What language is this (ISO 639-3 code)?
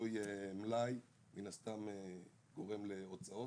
heb